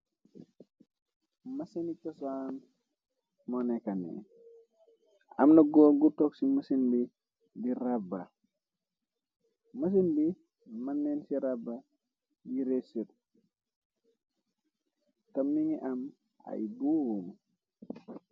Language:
Wolof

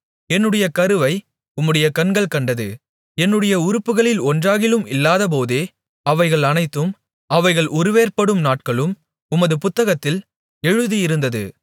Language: Tamil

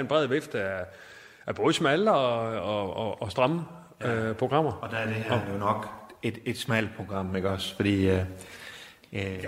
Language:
Danish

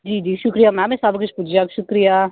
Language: Dogri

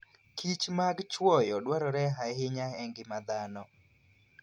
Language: Luo (Kenya and Tanzania)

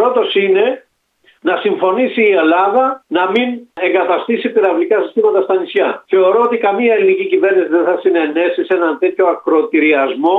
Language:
Greek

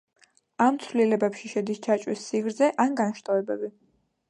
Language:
Georgian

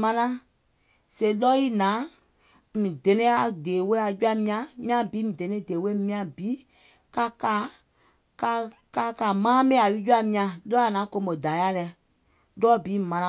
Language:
Gola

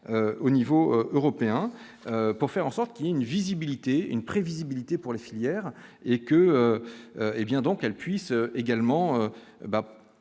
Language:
French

